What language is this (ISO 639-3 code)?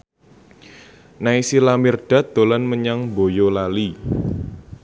jav